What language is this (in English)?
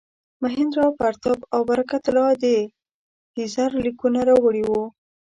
Pashto